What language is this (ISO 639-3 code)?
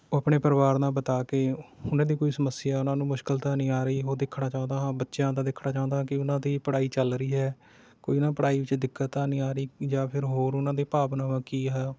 pan